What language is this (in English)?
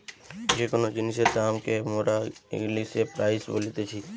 Bangla